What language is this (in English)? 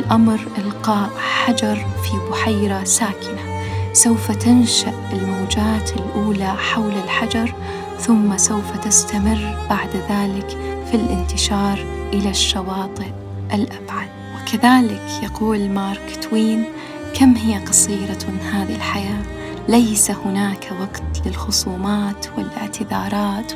Arabic